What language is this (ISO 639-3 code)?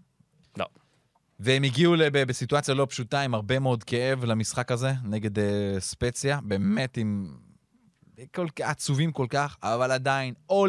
heb